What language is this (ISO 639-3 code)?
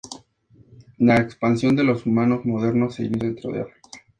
spa